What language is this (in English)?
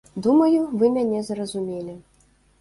Belarusian